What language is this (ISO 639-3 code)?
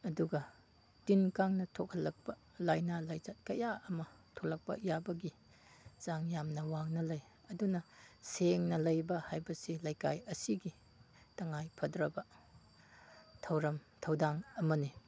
mni